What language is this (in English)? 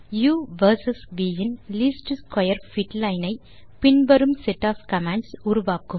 Tamil